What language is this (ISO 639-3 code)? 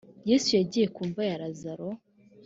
kin